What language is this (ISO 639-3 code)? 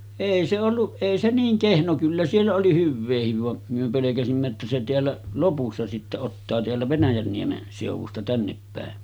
fin